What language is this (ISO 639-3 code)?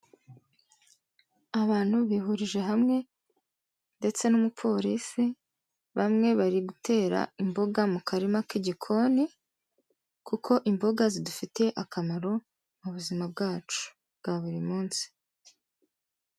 kin